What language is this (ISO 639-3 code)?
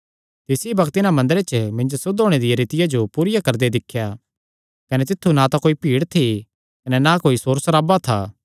xnr